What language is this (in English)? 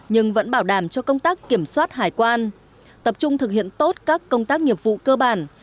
Vietnamese